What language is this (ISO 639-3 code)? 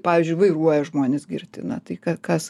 lit